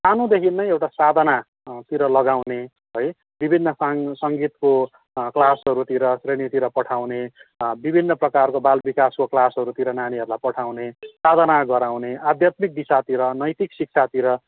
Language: Nepali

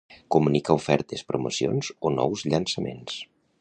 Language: Catalan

